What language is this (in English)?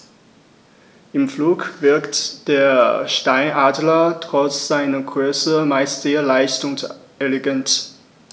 German